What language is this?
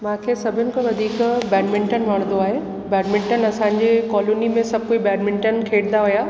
Sindhi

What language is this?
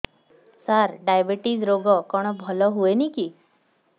Odia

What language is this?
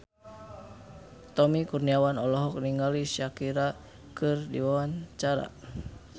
Sundanese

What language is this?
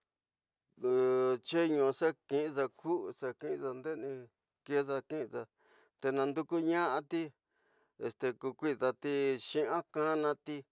Tidaá Mixtec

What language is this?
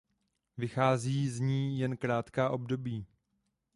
Czech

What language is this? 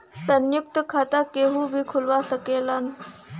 Bhojpuri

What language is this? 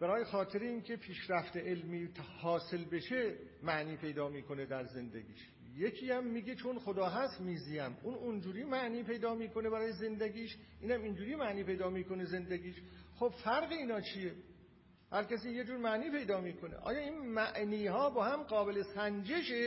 Persian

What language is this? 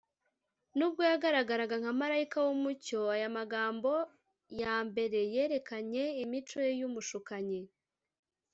Kinyarwanda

